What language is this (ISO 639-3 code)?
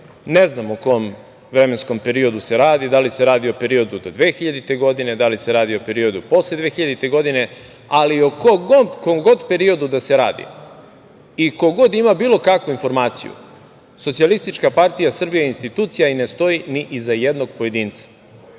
srp